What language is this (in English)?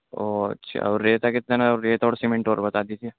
Urdu